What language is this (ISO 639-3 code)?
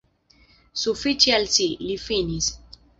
epo